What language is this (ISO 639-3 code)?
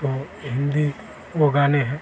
hin